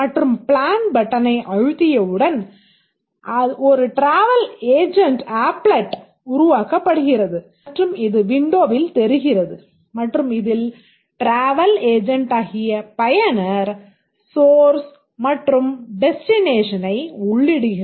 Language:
Tamil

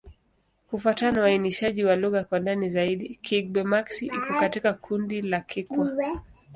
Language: Swahili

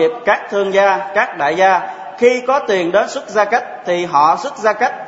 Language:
Vietnamese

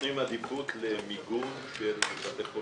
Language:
Hebrew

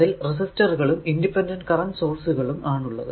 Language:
Malayalam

